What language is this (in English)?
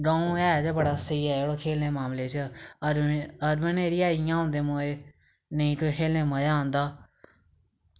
Dogri